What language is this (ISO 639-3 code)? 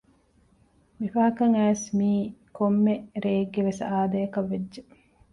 div